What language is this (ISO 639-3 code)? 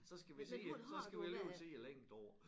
dan